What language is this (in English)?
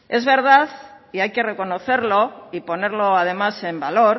Spanish